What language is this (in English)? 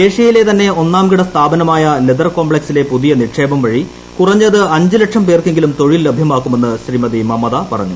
Malayalam